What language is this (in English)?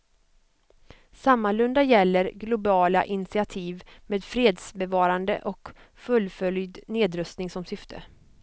Swedish